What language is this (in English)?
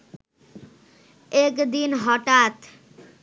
Bangla